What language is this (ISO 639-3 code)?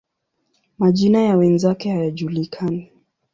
swa